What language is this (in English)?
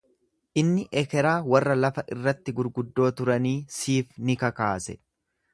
Oromo